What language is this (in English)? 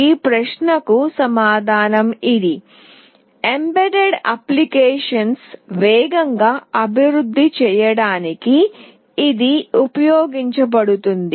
Telugu